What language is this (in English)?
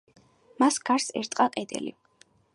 Georgian